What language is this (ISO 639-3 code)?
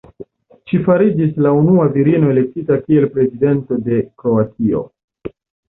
epo